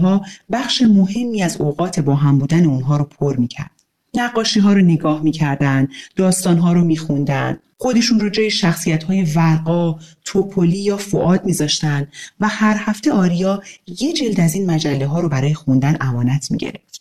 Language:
Persian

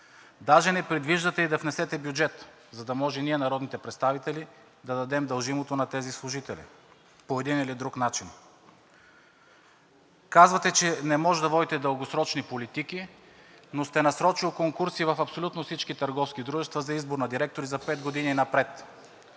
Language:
Bulgarian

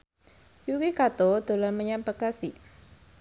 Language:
Javanese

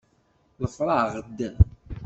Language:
Kabyle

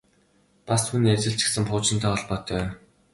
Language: Mongolian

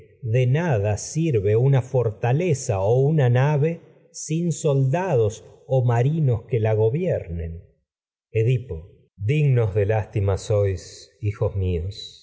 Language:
Spanish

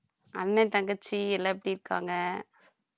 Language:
Tamil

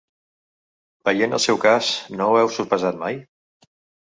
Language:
Catalan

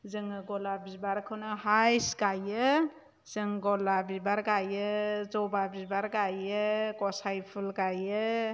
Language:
Bodo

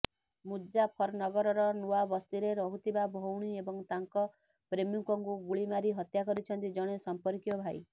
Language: Odia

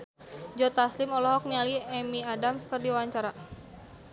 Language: Sundanese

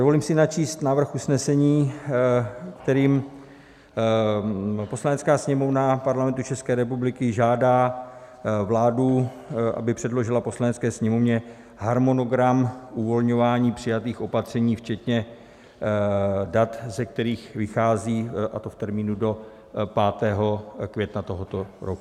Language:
Czech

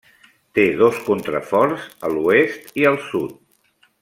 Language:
Catalan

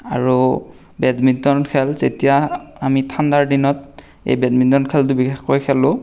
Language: Assamese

